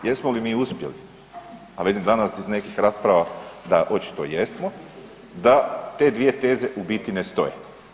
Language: Croatian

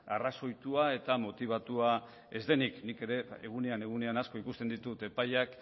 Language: Basque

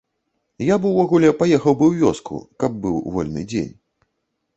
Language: Belarusian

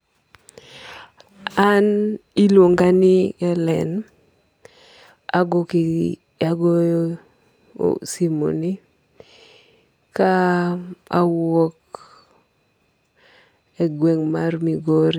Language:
Luo (Kenya and Tanzania)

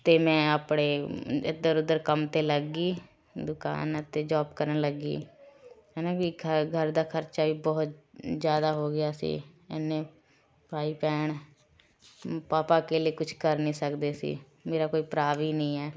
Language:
Punjabi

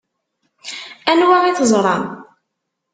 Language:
Kabyle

